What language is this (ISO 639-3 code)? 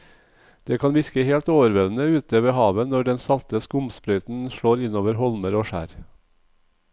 nor